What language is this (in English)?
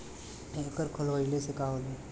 Bhojpuri